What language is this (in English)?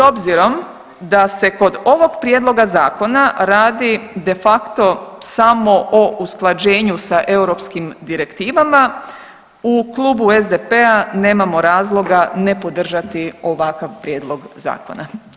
Croatian